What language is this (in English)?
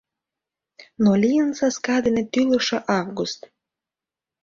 Mari